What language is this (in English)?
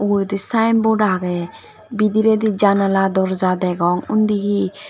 Chakma